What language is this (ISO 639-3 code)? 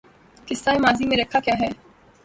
urd